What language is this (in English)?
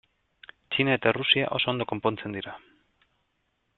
Basque